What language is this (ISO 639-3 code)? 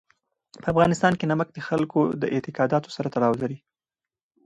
pus